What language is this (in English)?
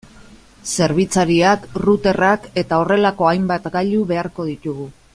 Basque